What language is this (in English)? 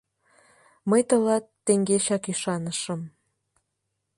Mari